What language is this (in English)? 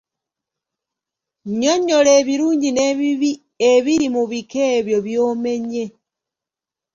Ganda